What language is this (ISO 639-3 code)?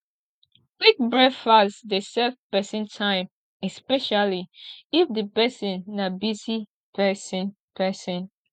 pcm